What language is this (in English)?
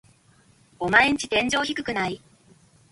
Japanese